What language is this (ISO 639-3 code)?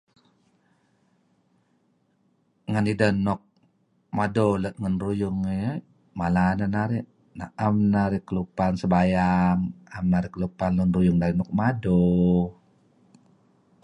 kzi